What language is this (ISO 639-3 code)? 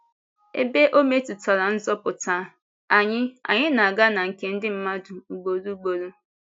ibo